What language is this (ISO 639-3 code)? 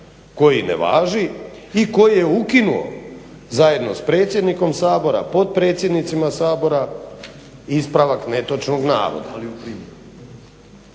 hrv